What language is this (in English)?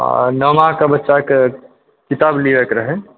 Maithili